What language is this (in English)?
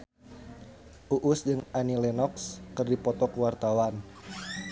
Sundanese